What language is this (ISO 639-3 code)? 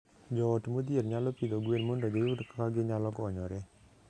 luo